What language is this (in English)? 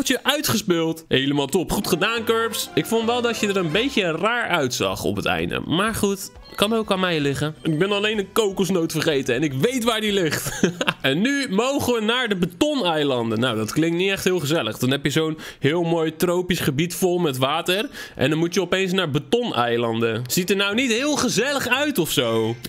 Dutch